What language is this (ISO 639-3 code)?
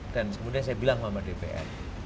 ind